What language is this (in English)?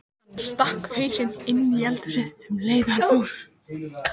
Icelandic